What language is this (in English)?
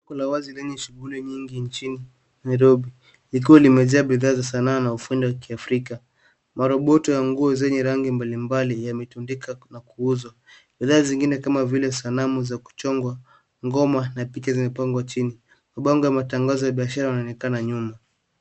Swahili